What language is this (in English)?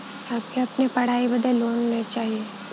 Bhojpuri